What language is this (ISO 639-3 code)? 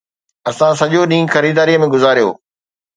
snd